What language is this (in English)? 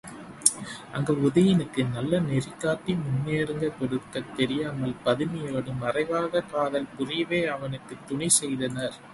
Tamil